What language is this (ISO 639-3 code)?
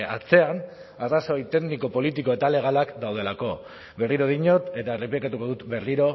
eus